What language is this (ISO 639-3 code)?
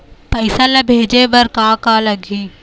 hne